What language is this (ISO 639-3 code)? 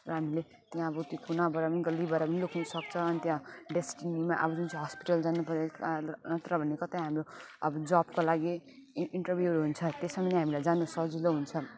nep